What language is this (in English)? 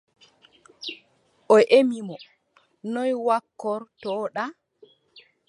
Adamawa Fulfulde